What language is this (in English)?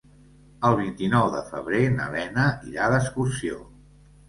Catalan